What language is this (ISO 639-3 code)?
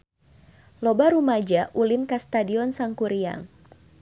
sun